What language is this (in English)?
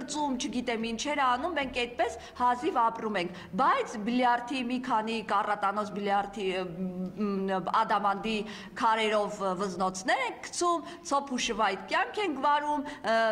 Romanian